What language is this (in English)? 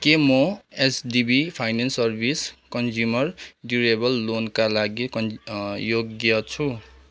Nepali